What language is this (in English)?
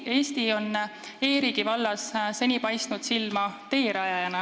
Estonian